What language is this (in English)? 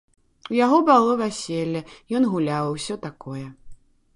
Belarusian